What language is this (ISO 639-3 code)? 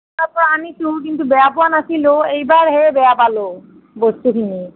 asm